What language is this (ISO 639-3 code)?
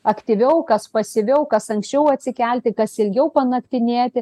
lit